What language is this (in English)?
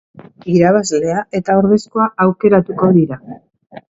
Basque